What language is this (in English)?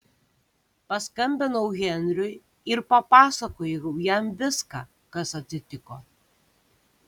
Lithuanian